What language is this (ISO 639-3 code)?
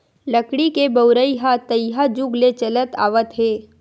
hne